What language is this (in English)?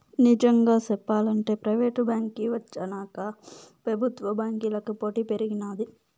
Telugu